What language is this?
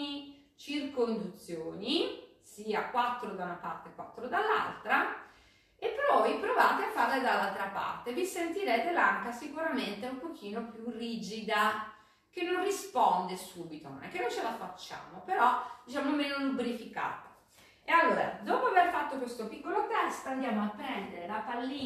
Italian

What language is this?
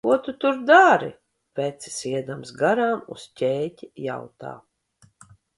Latvian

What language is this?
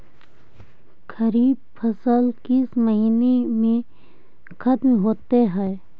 Magahi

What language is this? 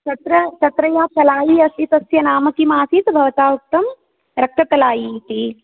Sanskrit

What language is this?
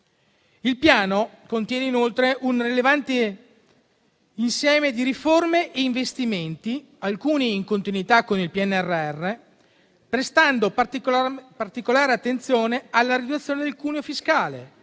Italian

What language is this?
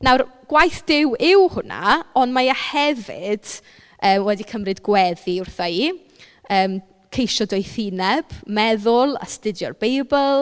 Welsh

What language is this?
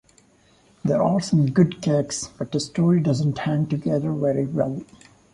English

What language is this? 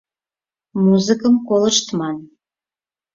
Mari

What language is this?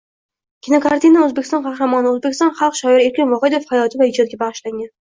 Uzbek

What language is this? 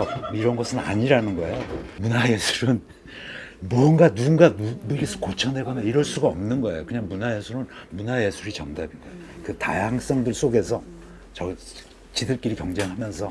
Korean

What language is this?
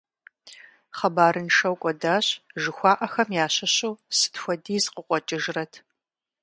Kabardian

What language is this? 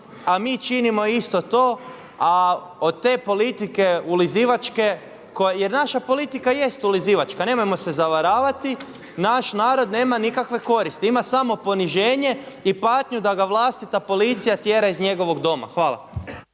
Croatian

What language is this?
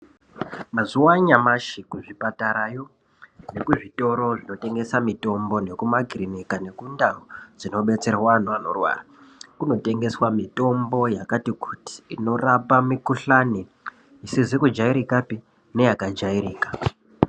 Ndau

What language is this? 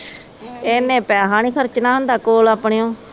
Punjabi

